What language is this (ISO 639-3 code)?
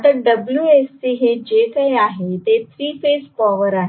mar